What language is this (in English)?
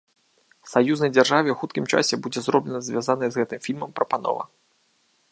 Belarusian